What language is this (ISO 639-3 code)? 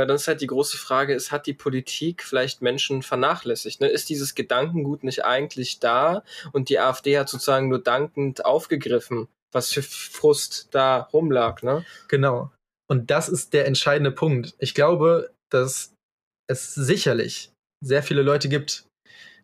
deu